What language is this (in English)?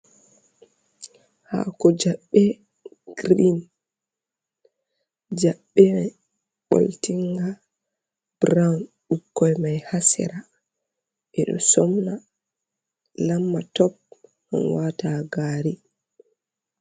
Fula